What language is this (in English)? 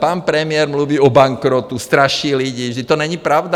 Czech